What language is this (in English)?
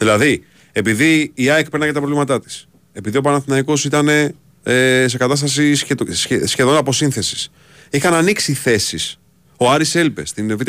Greek